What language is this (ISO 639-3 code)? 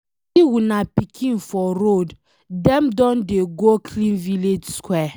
pcm